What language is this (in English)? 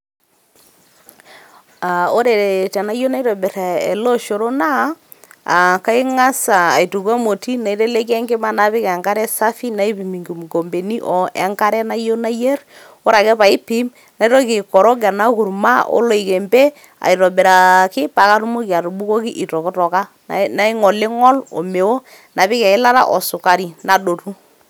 Masai